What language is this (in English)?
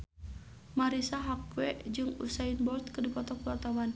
Sundanese